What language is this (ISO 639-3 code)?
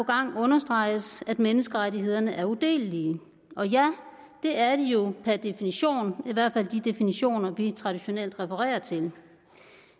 dan